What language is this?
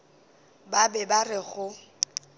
Northern Sotho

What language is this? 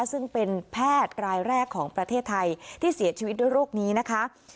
Thai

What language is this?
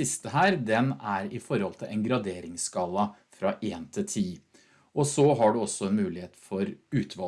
Norwegian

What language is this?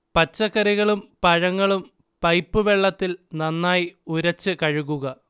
Malayalam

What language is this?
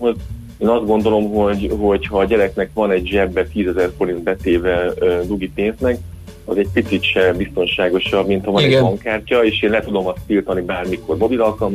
Hungarian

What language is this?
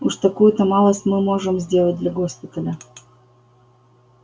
Russian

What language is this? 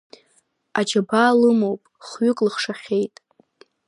Abkhazian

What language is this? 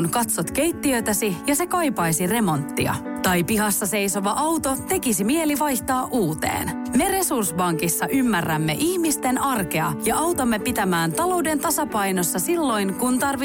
Finnish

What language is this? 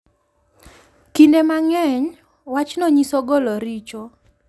Luo (Kenya and Tanzania)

